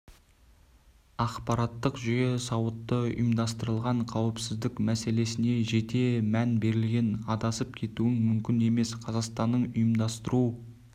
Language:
Kazakh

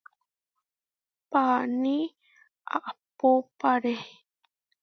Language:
Huarijio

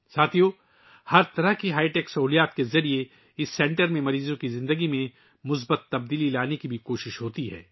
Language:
Urdu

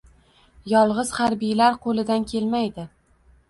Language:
Uzbek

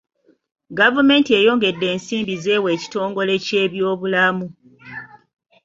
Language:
Ganda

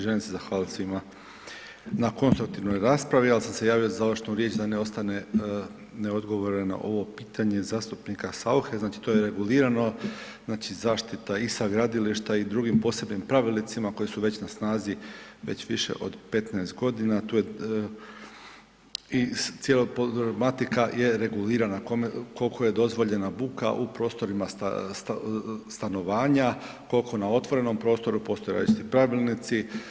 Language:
Croatian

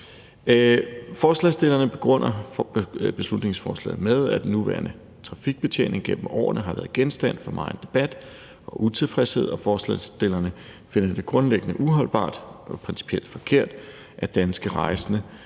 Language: Danish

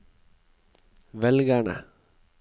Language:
Norwegian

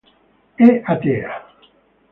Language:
Italian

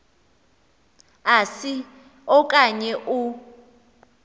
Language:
Xhosa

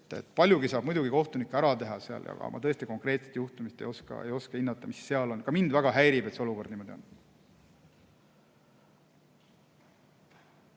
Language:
Estonian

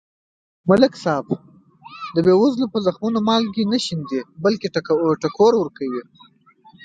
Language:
Pashto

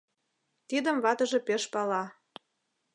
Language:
Mari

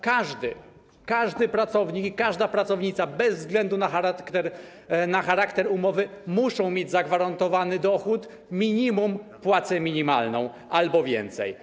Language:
Polish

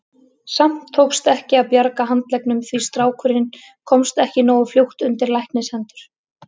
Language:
Icelandic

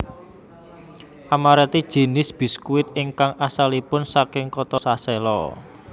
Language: Javanese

